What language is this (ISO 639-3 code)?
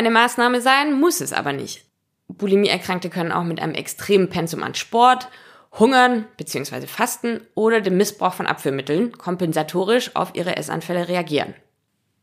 deu